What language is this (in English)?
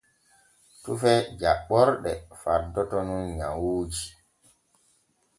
Borgu Fulfulde